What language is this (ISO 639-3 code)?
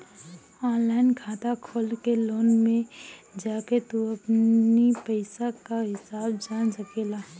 bho